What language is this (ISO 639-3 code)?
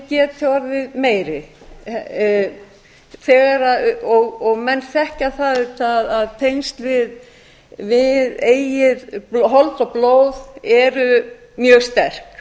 isl